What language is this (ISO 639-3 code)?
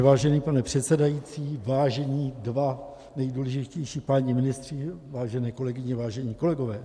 ces